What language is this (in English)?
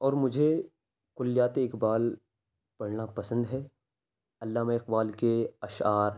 Urdu